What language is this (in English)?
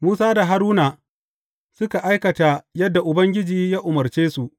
Hausa